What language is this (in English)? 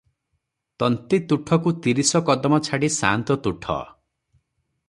Odia